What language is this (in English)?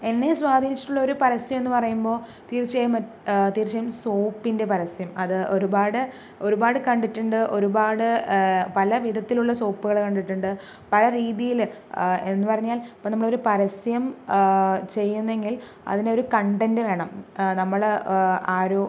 Malayalam